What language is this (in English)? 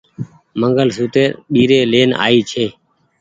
Goaria